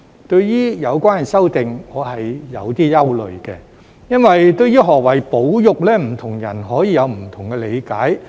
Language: Cantonese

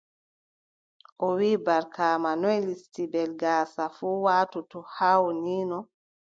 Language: Adamawa Fulfulde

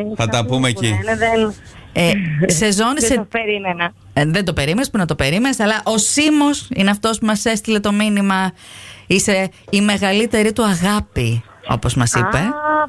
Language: Greek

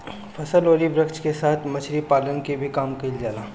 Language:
Bhojpuri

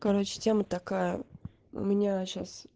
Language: Russian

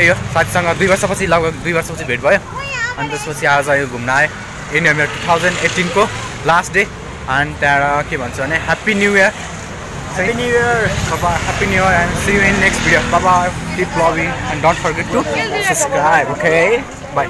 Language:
Korean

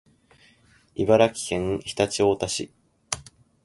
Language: Japanese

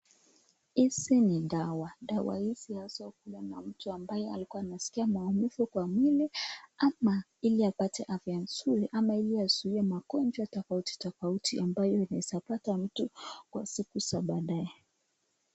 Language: Swahili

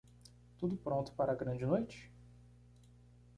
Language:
Portuguese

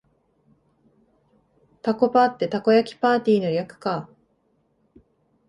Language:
Japanese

